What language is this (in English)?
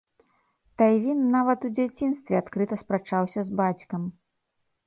Belarusian